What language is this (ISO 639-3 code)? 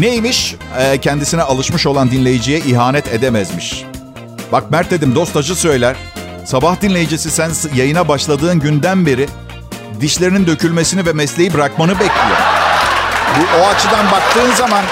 tur